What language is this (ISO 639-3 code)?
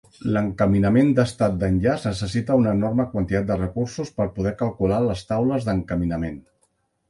cat